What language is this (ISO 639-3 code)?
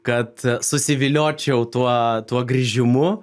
lit